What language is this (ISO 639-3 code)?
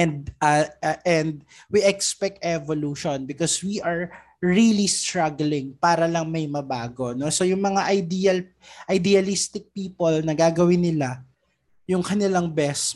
fil